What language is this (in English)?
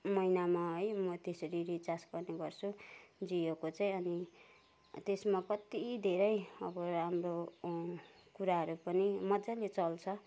Nepali